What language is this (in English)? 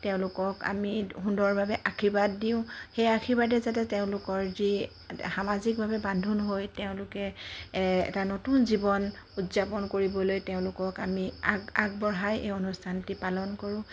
Assamese